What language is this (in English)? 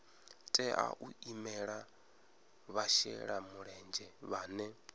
Venda